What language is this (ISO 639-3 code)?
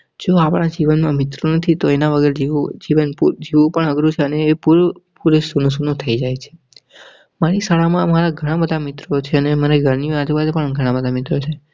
guj